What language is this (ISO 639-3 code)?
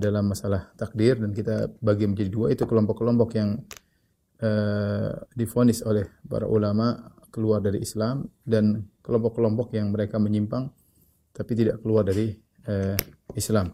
ind